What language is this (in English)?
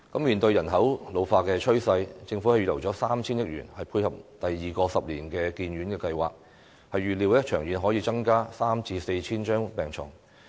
Cantonese